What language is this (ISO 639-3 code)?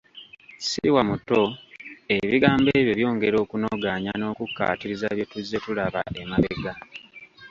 lug